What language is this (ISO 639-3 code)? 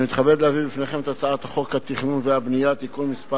heb